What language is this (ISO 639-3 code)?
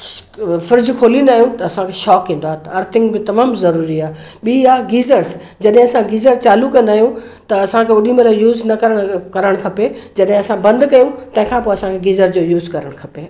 snd